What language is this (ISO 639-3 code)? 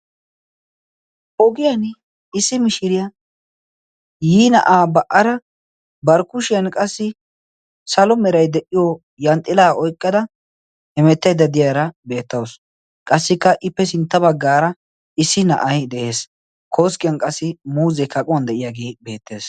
wal